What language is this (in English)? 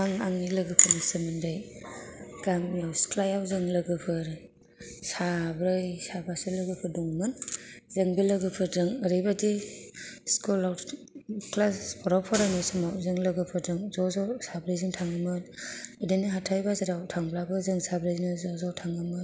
Bodo